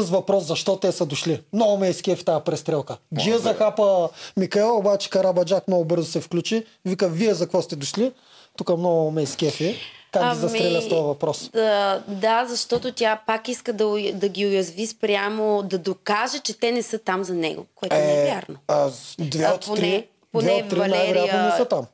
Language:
Bulgarian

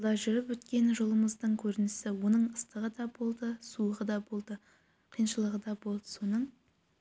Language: Kazakh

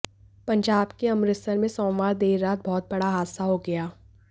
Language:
Hindi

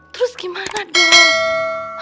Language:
Indonesian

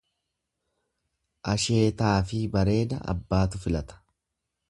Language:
Oromo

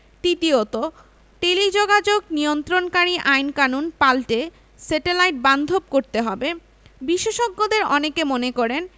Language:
Bangla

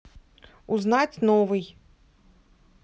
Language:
Russian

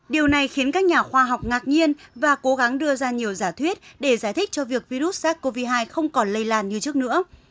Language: Vietnamese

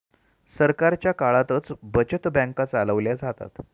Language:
Marathi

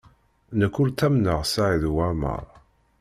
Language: Kabyle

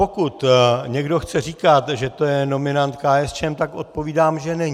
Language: Czech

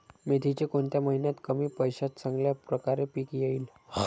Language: Marathi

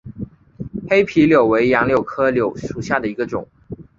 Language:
Chinese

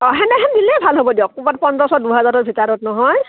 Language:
Assamese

